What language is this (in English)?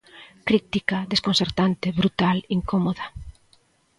Galician